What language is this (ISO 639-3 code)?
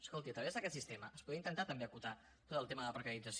cat